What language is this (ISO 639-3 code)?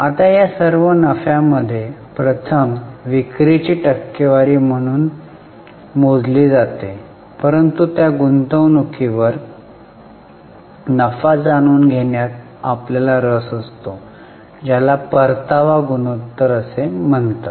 mar